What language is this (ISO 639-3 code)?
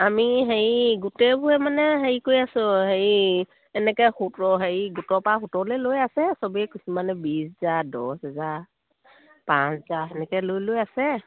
asm